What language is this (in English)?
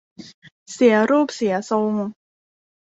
Thai